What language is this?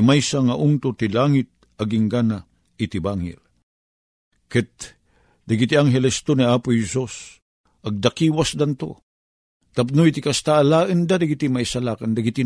Filipino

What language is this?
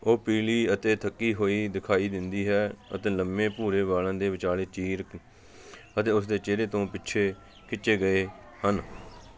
Punjabi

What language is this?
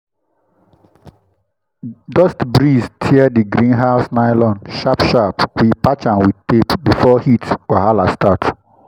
Nigerian Pidgin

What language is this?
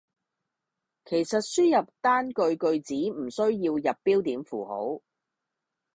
Cantonese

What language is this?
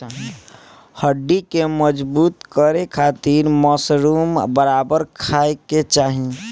Bhojpuri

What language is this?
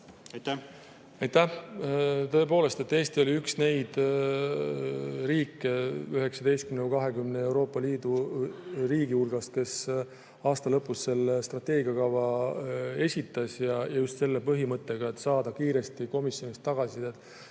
Estonian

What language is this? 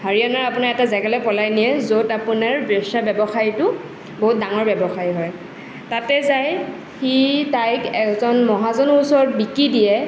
Assamese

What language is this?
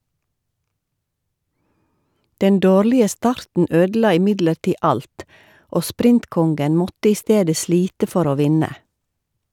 Norwegian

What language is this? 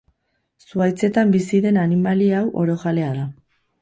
Basque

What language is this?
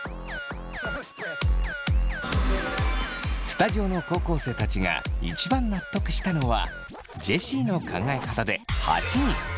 Japanese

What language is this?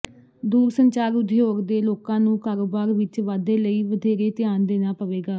Punjabi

